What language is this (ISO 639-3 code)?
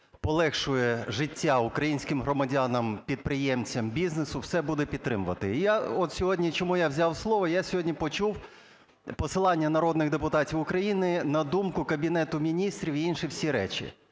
ukr